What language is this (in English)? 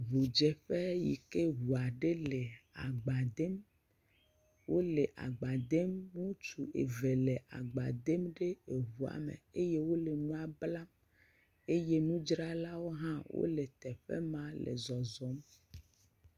Ewe